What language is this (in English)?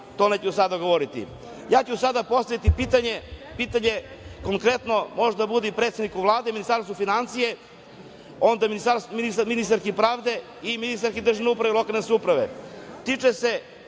Serbian